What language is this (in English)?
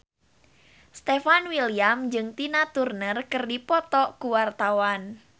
Sundanese